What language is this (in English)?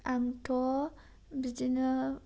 Bodo